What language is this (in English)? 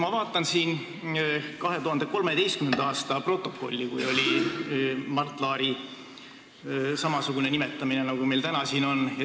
Estonian